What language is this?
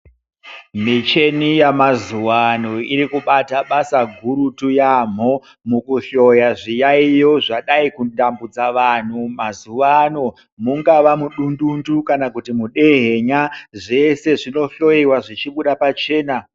Ndau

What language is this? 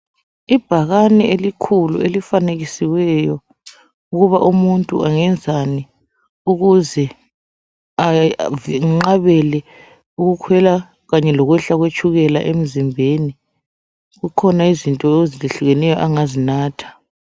North Ndebele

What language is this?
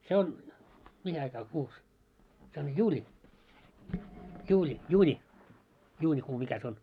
Finnish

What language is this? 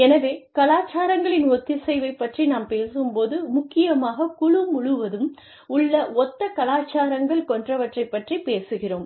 Tamil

